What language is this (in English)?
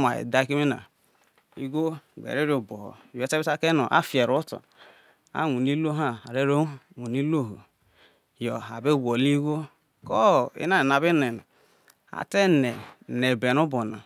Isoko